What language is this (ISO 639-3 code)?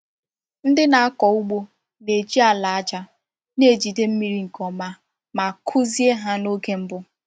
ibo